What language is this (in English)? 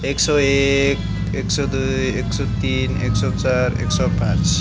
Nepali